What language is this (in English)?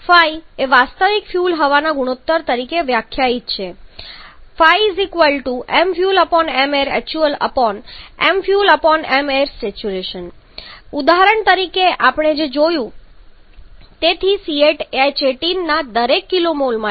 Gujarati